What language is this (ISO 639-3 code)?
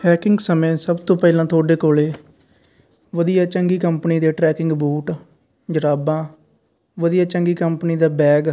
pan